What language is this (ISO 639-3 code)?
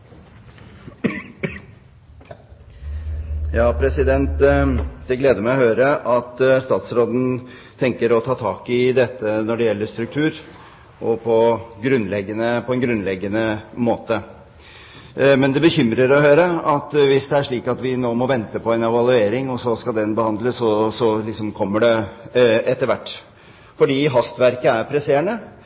nob